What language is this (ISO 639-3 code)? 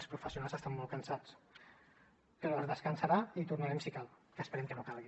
cat